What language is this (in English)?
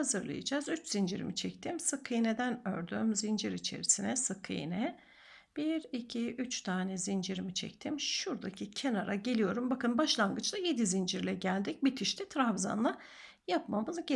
Turkish